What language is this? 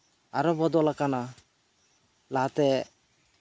Santali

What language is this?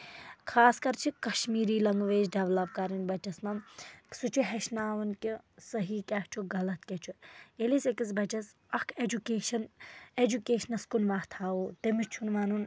Kashmiri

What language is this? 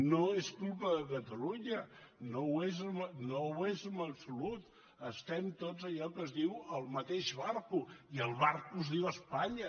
Catalan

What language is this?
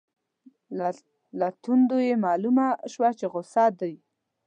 Pashto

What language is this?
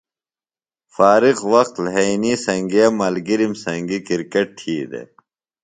Phalura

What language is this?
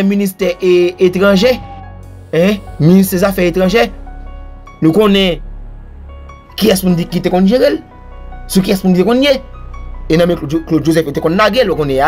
French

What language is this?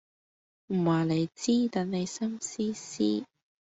Cantonese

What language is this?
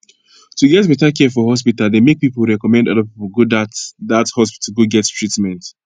Nigerian Pidgin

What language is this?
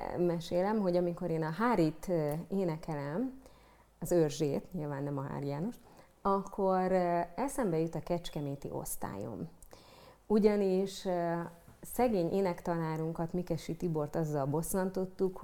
Hungarian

